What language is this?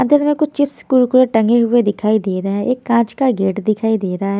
Hindi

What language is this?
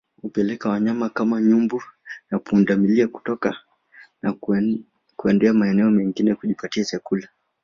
Swahili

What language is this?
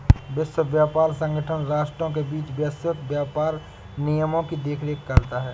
Hindi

